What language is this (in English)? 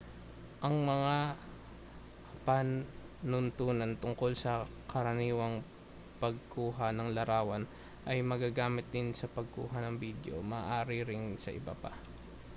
Filipino